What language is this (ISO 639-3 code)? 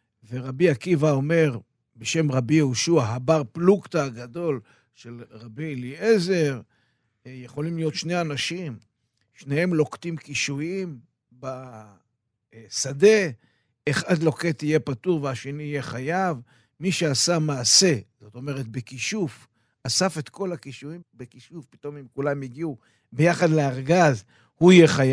heb